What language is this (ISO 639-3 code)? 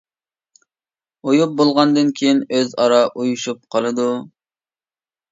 uig